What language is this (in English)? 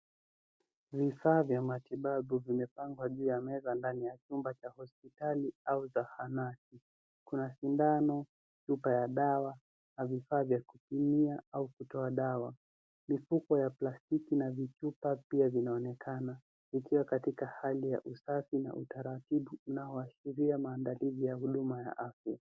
Swahili